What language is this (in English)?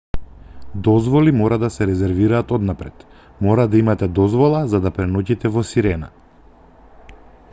Macedonian